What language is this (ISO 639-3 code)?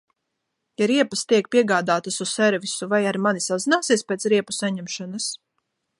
lav